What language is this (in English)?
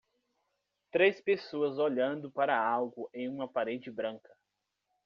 Portuguese